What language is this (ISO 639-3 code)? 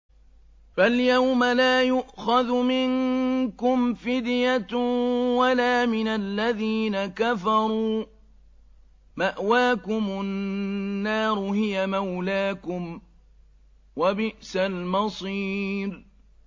ara